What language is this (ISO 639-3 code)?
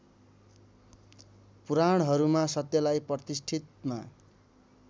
nep